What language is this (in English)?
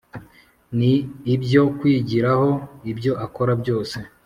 Kinyarwanda